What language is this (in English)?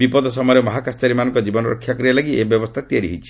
Odia